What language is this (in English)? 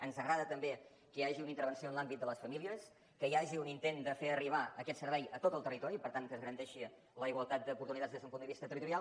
Catalan